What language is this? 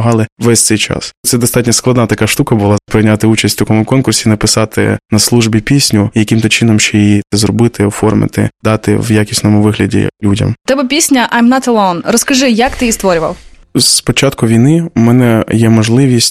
Ukrainian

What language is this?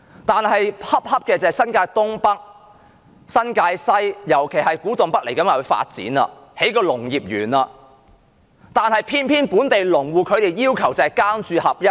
Cantonese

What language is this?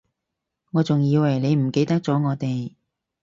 Cantonese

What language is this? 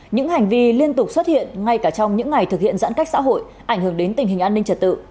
Vietnamese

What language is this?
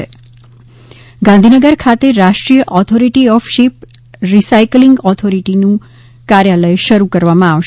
Gujarati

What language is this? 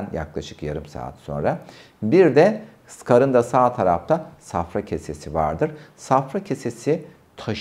Turkish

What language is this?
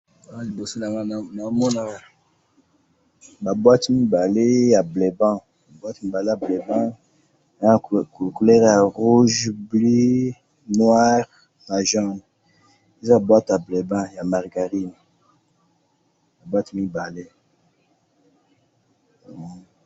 Lingala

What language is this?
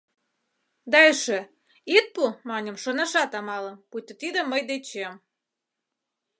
Mari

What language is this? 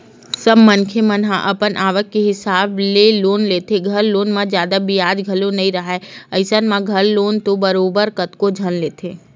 Chhattisgarhi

